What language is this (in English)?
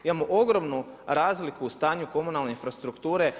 Croatian